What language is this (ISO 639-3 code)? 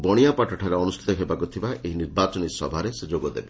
ori